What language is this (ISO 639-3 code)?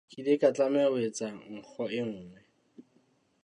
sot